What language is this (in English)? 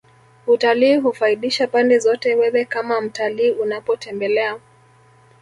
Swahili